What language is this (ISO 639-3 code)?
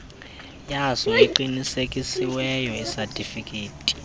xho